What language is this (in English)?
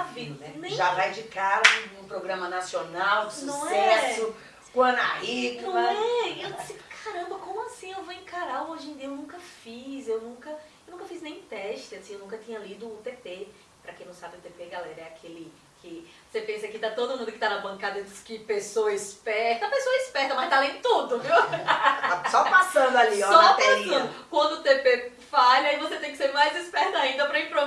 Portuguese